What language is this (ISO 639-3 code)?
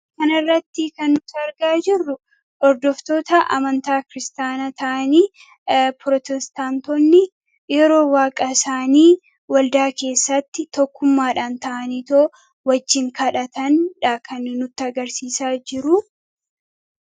orm